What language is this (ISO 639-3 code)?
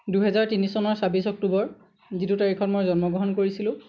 asm